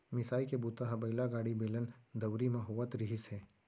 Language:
Chhattisgarhi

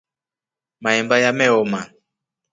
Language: Rombo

